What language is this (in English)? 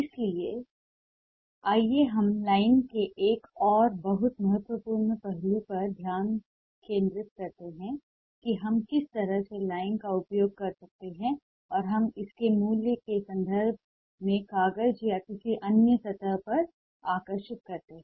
Hindi